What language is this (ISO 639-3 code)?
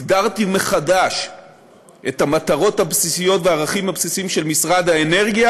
heb